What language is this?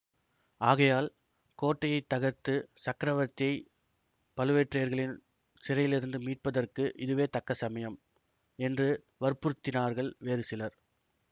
Tamil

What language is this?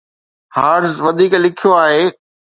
Sindhi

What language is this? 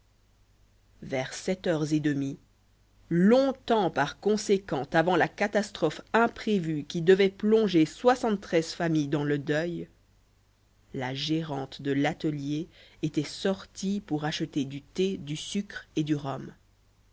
French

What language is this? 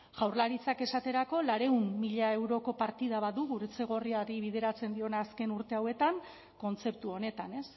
Basque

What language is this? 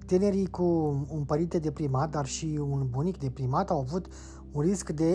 Romanian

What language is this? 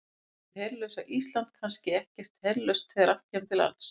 Icelandic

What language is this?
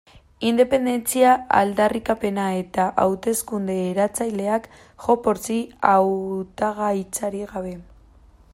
Basque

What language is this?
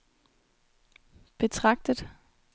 Danish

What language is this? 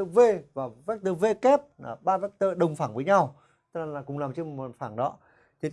Vietnamese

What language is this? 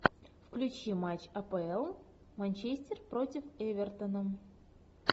Russian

